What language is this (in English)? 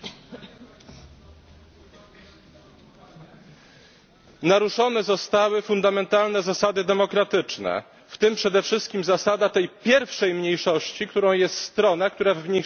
Polish